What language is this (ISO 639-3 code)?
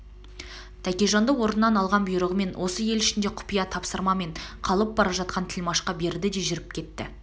kaz